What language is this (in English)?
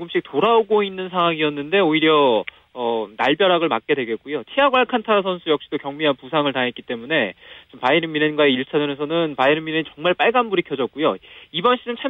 Korean